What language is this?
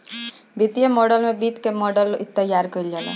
Bhojpuri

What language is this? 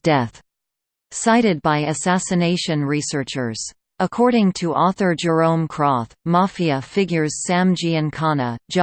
English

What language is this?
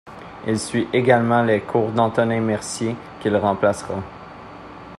French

